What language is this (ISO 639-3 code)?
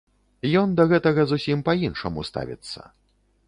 bel